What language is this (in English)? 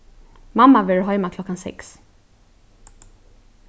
Faroese